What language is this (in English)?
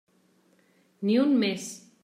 Catalan